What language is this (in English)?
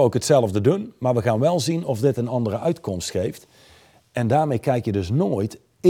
Dutch